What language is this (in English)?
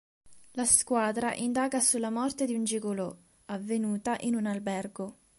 Italian